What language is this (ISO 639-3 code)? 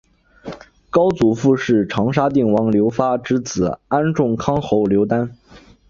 zho